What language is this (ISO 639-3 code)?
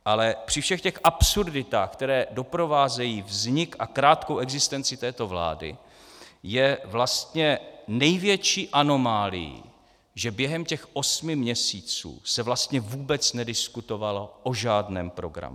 ces